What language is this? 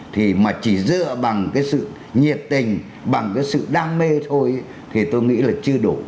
Vietnamese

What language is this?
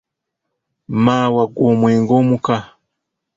Ganda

